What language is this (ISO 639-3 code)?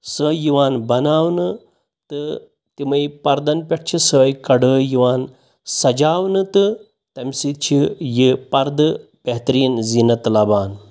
kas